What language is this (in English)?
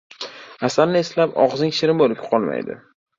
Uzbek